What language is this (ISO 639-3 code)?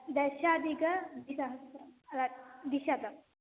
san